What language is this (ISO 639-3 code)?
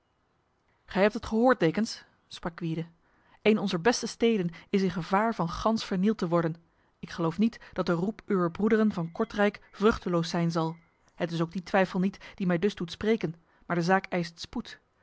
nld